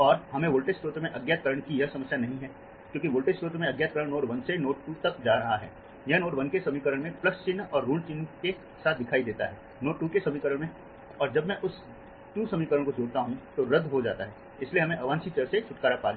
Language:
Hindi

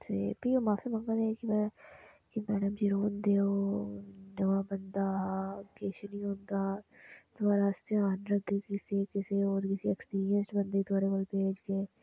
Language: Dogri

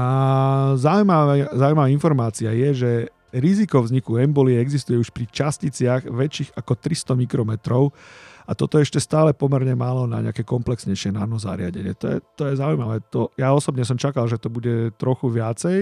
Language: Slovak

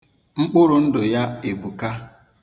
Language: Igbo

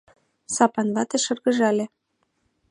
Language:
Mari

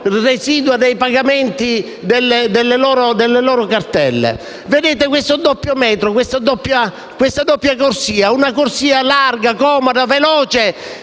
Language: Italian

